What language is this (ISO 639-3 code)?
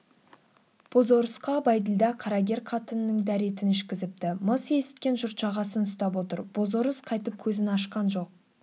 kaz